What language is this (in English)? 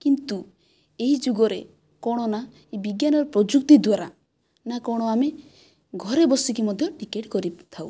Odia